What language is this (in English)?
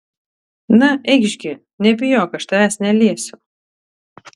Lithuanian